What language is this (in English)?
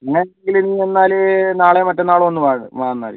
Malayalam